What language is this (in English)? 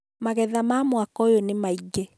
Kikuyu